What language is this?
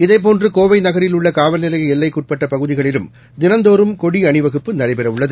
Tamil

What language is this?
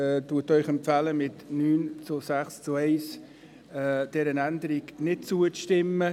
Swiss German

